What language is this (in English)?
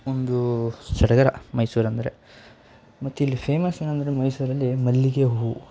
Kannada